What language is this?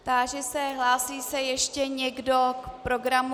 Czech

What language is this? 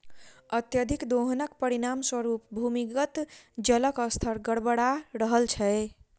Maithili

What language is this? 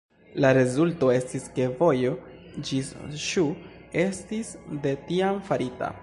Esperanto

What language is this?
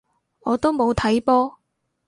Cantonese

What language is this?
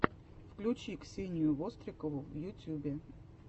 Russian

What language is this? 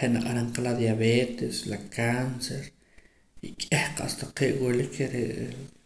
Poqomam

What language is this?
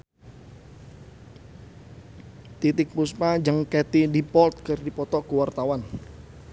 Sundanese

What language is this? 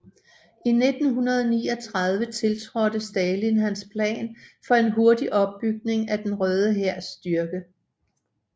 Danish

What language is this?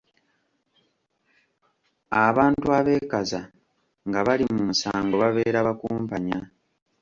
Ganda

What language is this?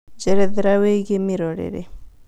Kikuyu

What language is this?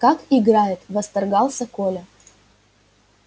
Russian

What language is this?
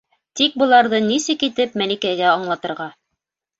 Bashkir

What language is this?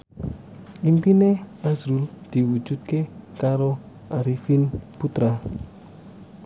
Javanese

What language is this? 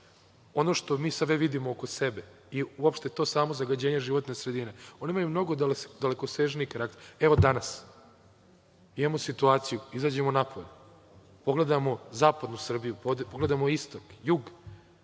Serbian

